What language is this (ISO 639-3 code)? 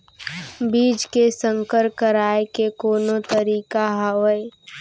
hne